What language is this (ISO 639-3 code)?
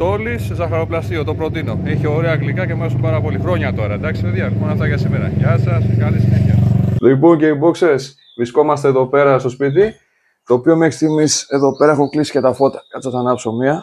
ell